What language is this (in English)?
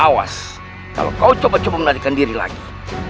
Indonesian